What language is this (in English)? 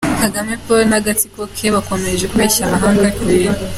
Kinyarwanda